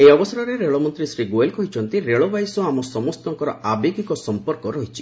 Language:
Odia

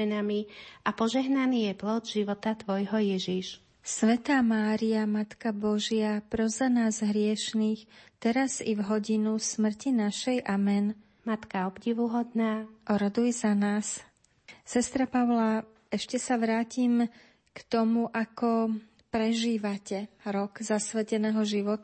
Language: Slovak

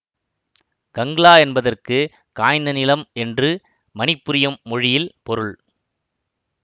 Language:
Tamil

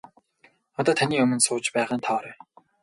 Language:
Mongolian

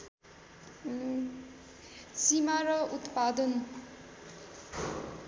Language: Nepali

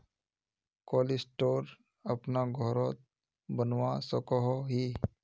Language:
Magahi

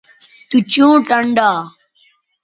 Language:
Bateri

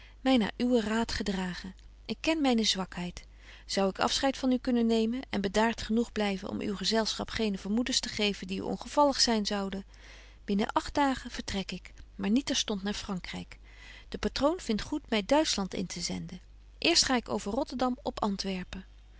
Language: Dutch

